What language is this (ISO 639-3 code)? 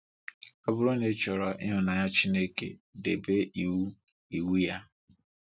ibo